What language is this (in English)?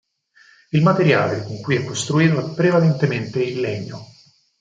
Italian